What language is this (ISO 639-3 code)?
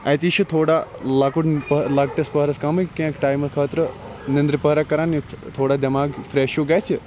kas